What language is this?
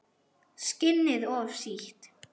Icelandic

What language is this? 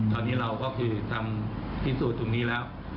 Thai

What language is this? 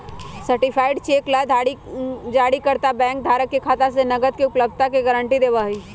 Magahi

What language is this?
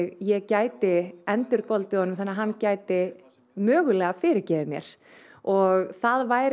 Icelandic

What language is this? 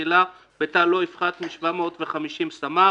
Hebrew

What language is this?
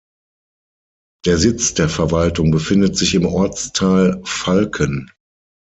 German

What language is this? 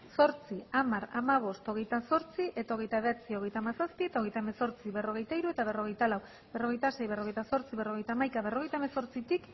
Basque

